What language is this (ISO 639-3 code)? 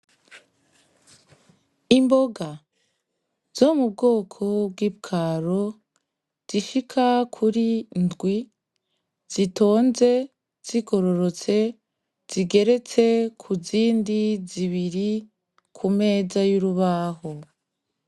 run